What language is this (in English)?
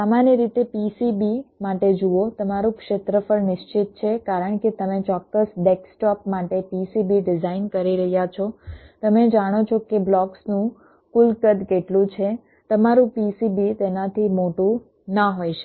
Gujarati